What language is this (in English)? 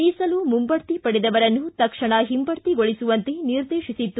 Kannada